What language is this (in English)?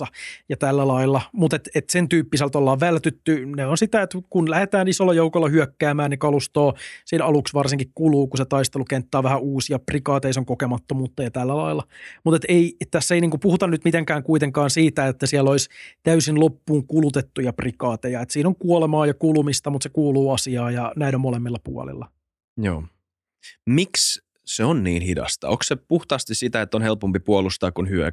Finnish